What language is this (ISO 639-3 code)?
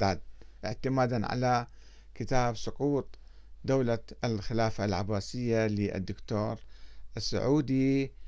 ara